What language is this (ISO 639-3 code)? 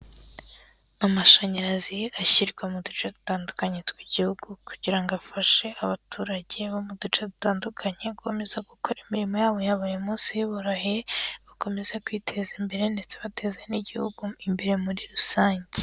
kin